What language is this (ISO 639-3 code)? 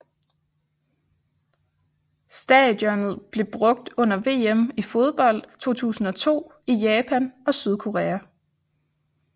dan